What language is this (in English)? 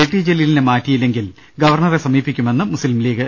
Malayalam